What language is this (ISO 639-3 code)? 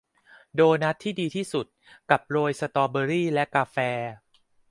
tha